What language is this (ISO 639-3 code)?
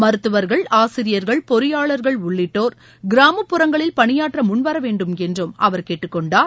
tam